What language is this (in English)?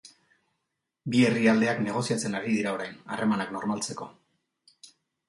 Basque